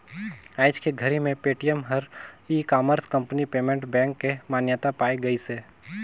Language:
Chhattisgarhi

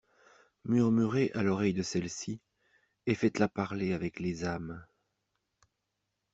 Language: French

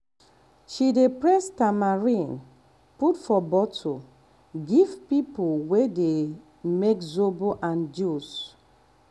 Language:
Nigerian Pidgin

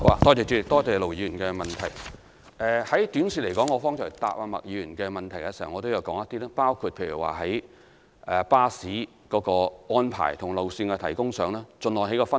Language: Cantonese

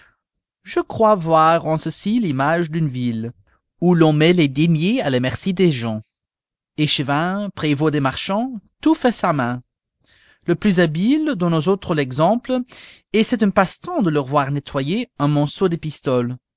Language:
French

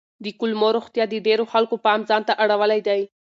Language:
Pashto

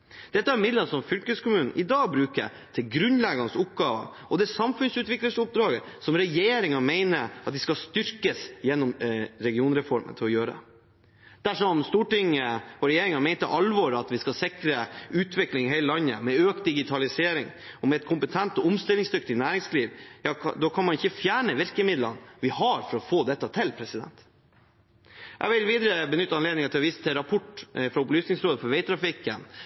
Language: Norwegian Bokmål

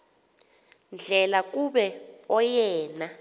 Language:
Xhosa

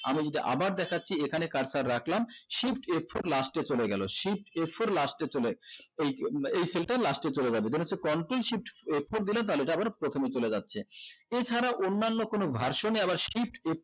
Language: Bangla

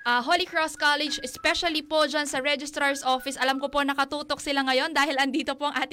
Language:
Filipino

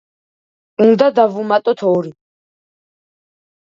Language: Georgian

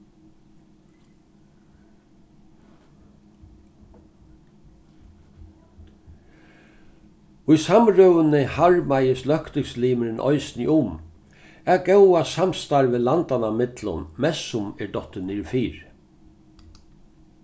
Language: Faroese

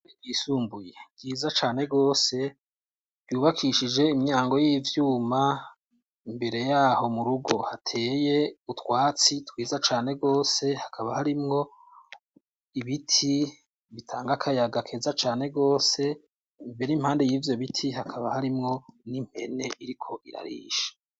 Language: Rundi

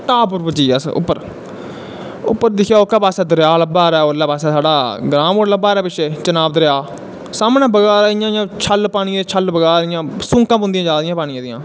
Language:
Dogri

